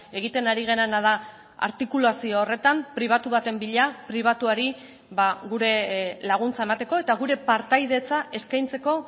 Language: Basque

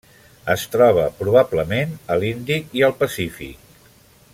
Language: Catalan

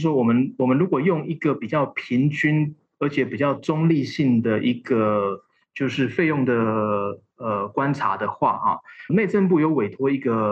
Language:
Chinese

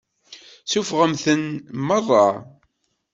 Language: Kabyle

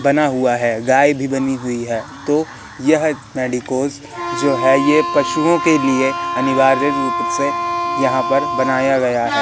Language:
Hindi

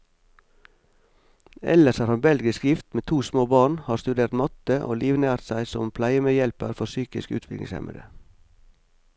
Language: Norwegian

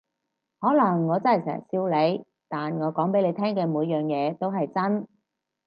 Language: Cantonese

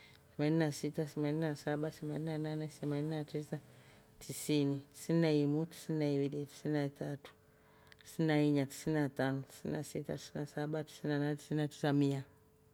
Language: Rombo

